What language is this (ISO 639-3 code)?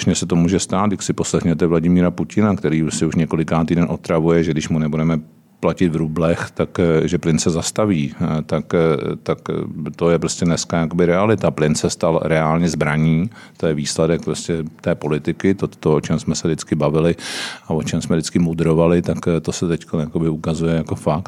ces